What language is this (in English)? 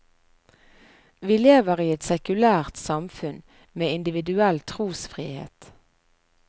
Norwegian